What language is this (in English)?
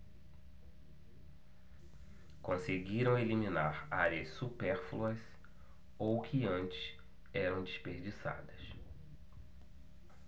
Portuguese